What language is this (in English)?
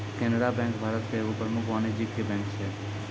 Maithili